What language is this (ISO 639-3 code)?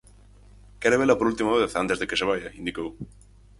glg